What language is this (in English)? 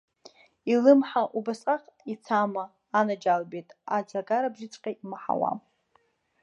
Abkhazian